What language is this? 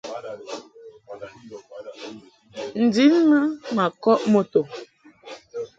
Mungaka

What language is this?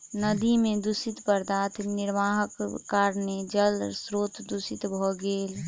Maithili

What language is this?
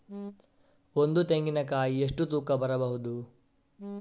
Kannada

